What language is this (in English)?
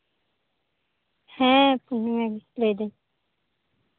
Santali